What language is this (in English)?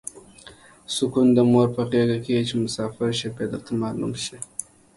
Pashto